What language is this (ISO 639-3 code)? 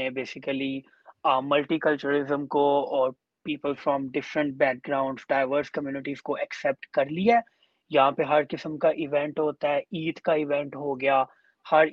urd